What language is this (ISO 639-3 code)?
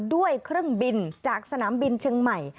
tha